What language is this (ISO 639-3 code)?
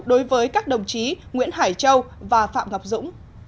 vie